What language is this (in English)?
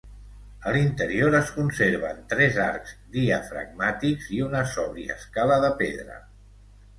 Catalan